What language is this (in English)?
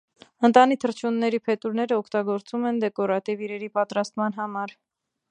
Armenian